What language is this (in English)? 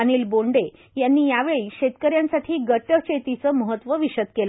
Marathi